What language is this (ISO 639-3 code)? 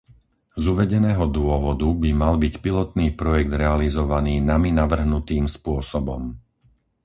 slk